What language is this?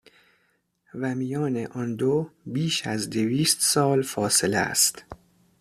Persian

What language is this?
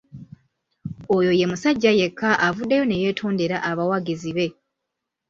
Ganda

